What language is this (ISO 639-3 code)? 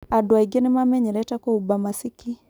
kik